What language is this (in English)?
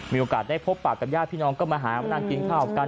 Thai